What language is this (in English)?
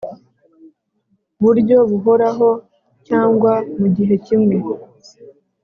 Kinyarwanda